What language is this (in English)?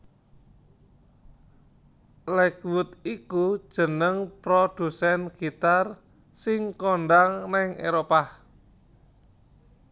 Javanese